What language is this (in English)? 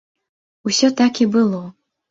Belarusian